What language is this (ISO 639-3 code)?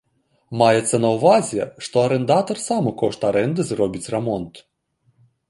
bel